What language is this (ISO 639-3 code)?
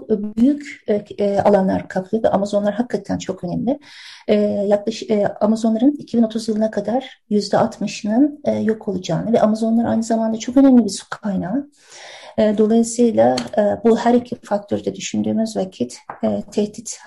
tur